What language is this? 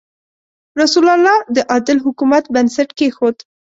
Pashto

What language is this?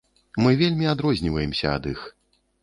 Belarusian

